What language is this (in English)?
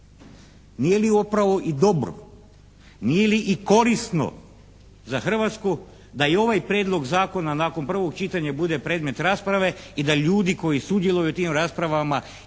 Croatian